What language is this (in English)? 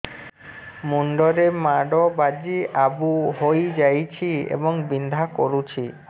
Odia